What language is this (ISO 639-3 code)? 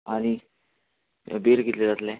kok